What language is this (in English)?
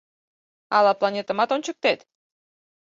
Mari